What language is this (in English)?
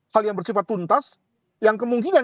Indonesian